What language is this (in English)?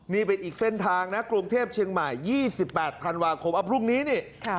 Thai